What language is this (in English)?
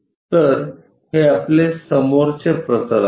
Marathi